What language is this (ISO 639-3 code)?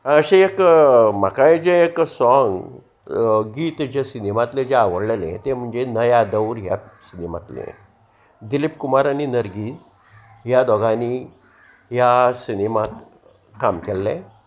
kok